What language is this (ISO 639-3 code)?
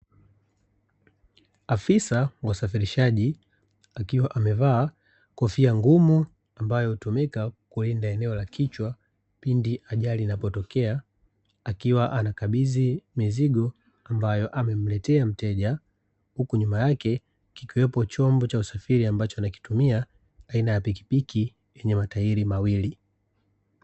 swa